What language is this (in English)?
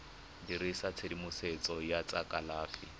Tswana